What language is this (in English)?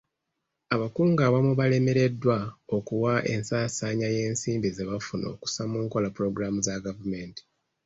Ganda